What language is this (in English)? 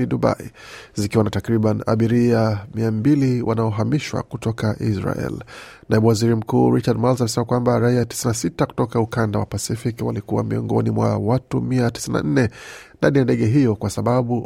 Swahili